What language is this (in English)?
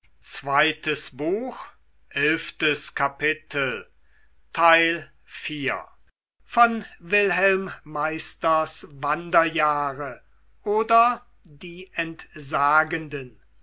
German